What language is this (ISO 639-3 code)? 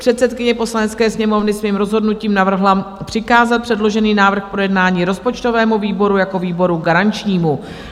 ces